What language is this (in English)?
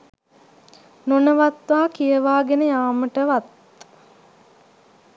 Sinhala